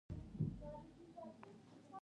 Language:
Pashto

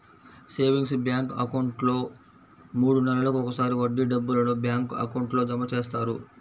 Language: Telugu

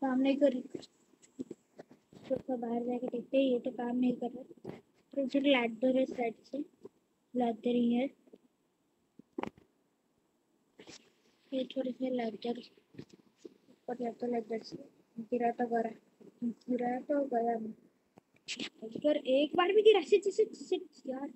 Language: Indonesian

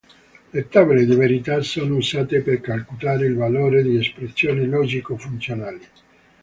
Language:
Italian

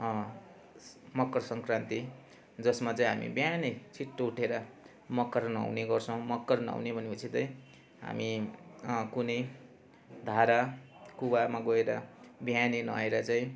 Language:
Nepali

